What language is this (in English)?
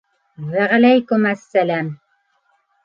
Bashkir